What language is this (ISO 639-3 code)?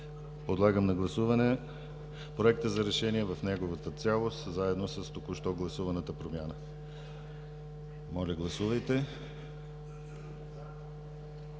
bul